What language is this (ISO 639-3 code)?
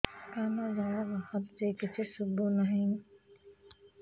ori